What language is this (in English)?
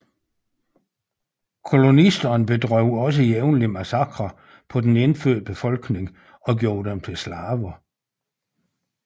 Danish